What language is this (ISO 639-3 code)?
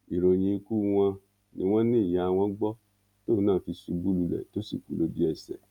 yor